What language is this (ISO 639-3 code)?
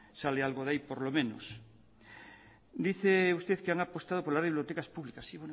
spa